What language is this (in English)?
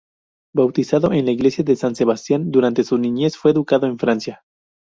Spanish